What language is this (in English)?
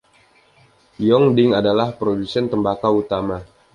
Indonesian